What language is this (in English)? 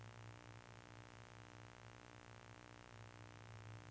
Norwegian